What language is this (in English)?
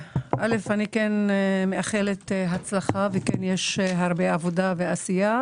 Hebrew